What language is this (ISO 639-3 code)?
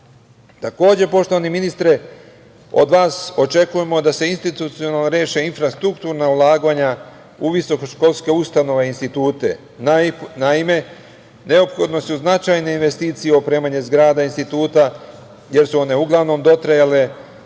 srp